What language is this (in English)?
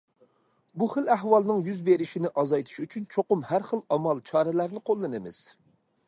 Uyghur